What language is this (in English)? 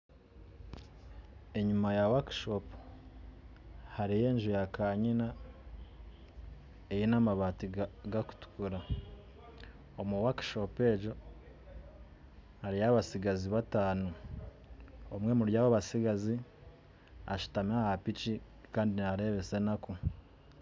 Nyankole